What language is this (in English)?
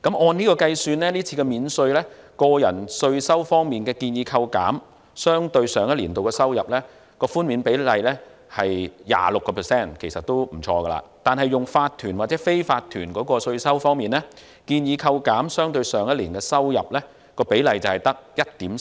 Cantonese